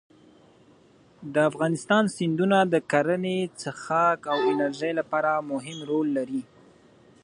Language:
Pashto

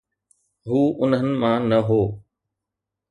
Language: Sindhi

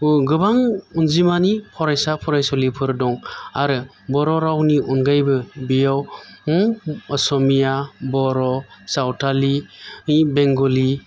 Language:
Bodo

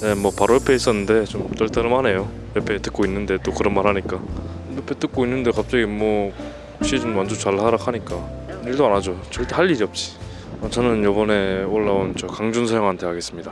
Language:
Korean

